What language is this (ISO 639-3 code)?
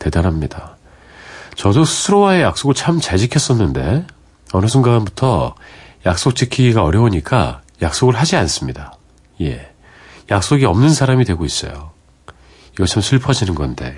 kor